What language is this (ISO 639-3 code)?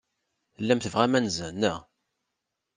kab